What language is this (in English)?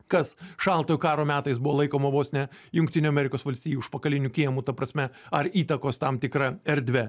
Lithuanian